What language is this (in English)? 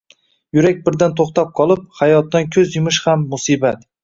Uzbek